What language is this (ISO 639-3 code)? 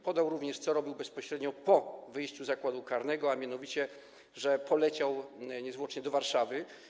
pol